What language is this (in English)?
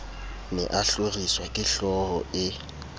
Southern Sotho